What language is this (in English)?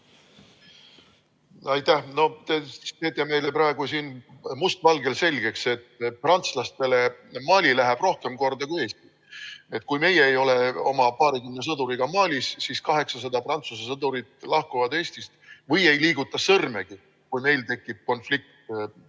Estonian